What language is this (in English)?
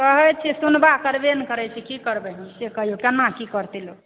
Maithili